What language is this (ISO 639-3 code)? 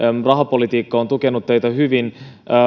fin